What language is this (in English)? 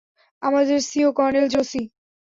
Bangla